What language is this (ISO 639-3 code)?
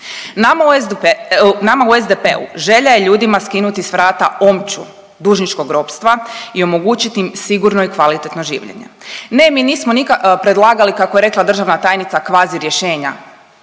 hrv